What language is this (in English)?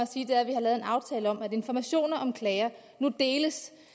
Danish